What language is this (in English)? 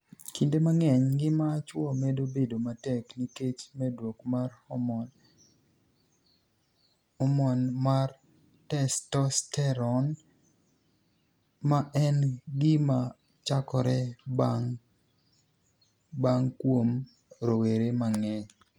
Luo (Kenya and Tanzania)